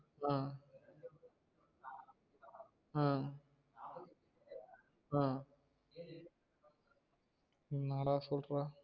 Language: Tamil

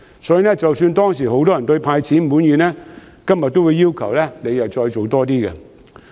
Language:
Cantonese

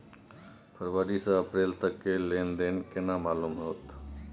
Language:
Maithili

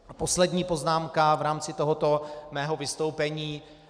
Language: Czech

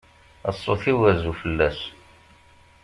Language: Kabyle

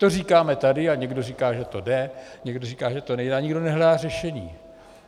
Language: Czech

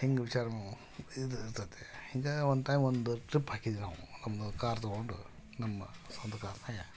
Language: Kannada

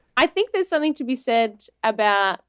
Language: English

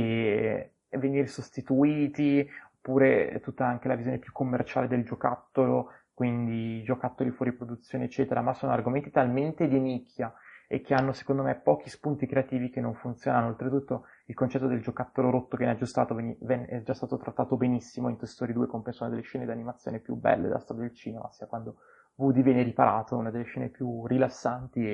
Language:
Italian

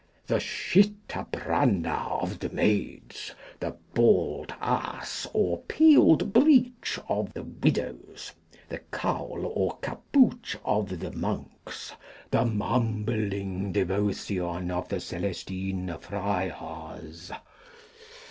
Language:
English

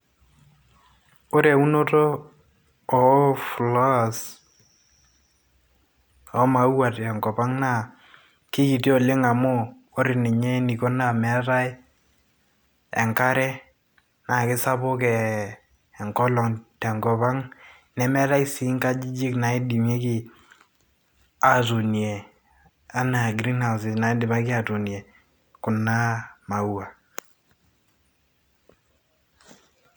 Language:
Masai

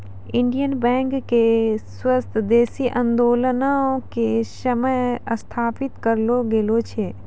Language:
Maithili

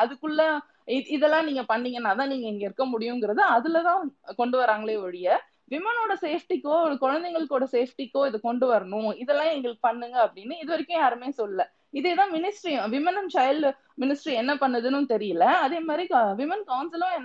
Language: Tamil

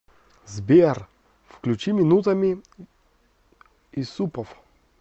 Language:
Russian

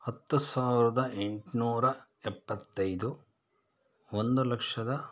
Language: Kannada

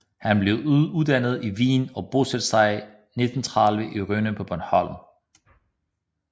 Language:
Danish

